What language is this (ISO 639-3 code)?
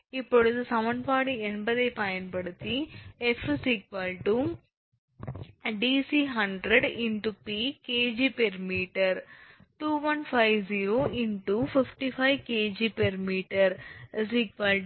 tam